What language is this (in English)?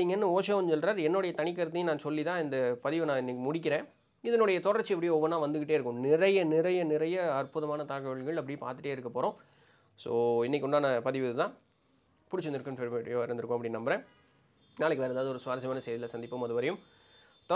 Tamil